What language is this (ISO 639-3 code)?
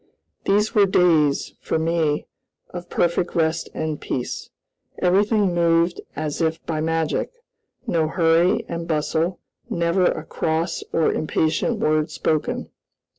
eng